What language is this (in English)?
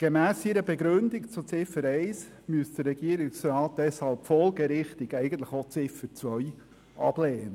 Swiss German